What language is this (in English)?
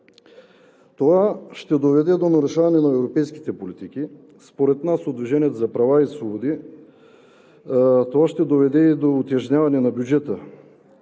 Bulgarian